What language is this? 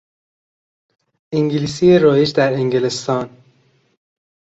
Persian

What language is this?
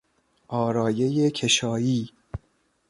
Persian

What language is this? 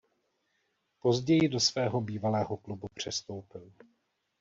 Czech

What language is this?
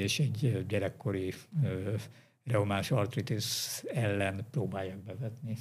Hungarian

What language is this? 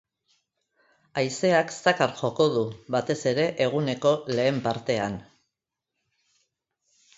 Basque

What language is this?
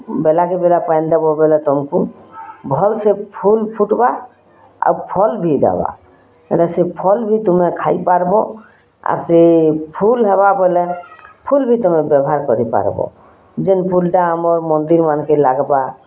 Odia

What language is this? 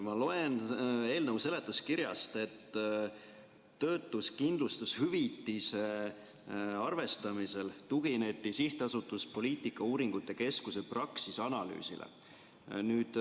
Estonian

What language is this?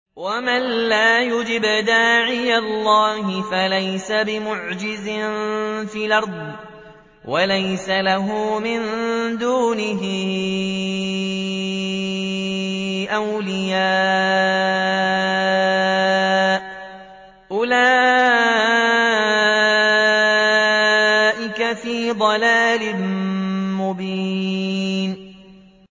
Arabic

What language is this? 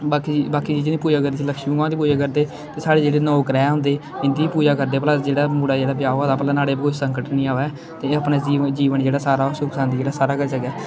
Dogri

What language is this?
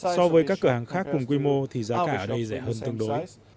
Vietnamese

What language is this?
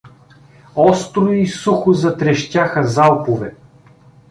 Bulgarian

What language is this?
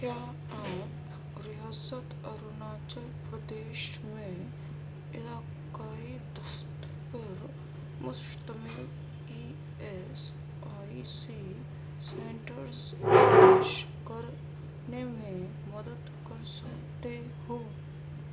Urdu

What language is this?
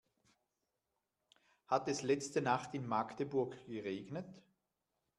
German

